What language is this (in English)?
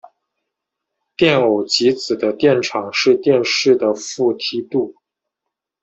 Chinese